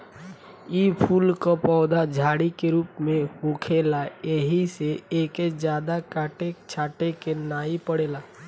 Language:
Bhojpuri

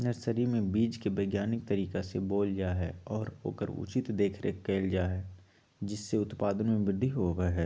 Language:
Magahi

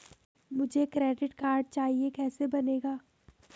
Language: Hindi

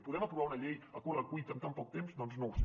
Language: Catalan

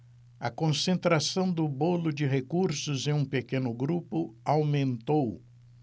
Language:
Portuguese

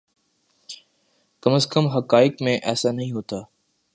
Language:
Urdu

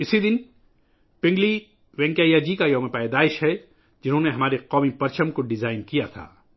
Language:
Urdu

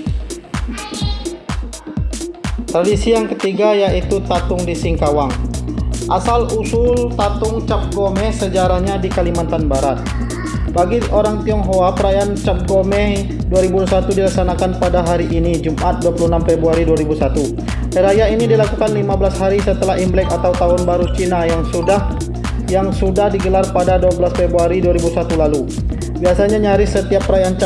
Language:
Indonesian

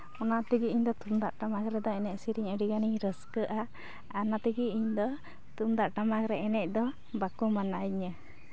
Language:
Santali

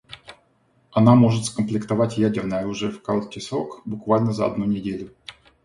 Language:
Russian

